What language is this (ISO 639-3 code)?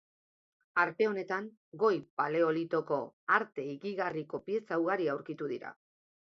eus